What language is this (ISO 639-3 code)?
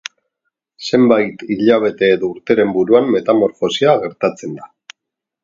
eus